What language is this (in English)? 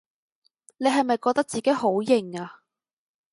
Cantonese